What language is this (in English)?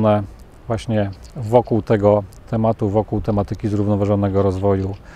Polish